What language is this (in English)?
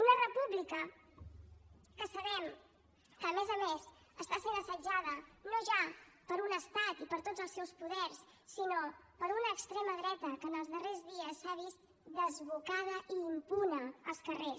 Catalan